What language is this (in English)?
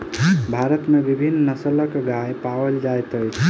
Maithili